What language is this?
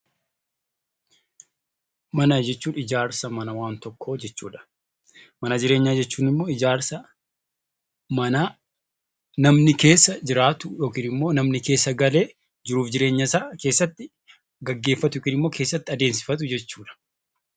Oromo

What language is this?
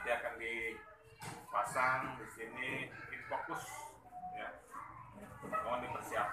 Indonesian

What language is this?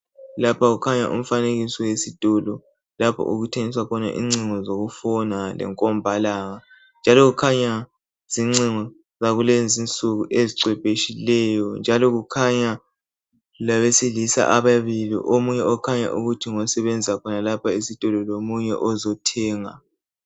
North Ndebele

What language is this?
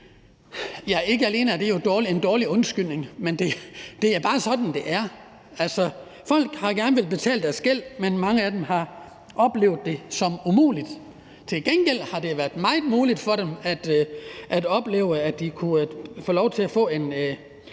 Danish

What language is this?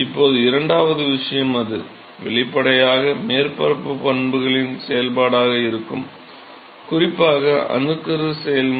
Tamil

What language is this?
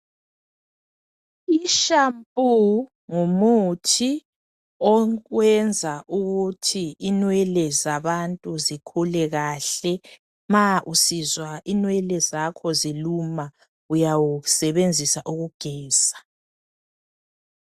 North Ndebele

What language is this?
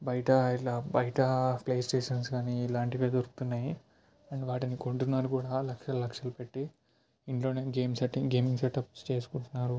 Telugu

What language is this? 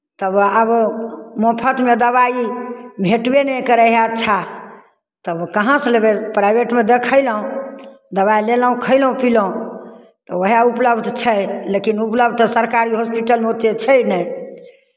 Maithili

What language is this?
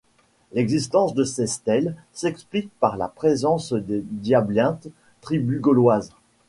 French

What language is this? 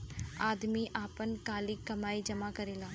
Bhojpuri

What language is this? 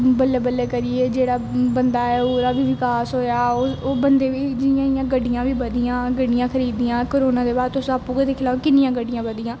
Dogri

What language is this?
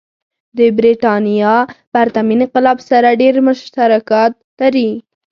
Pashto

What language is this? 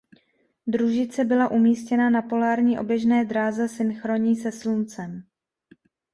Czech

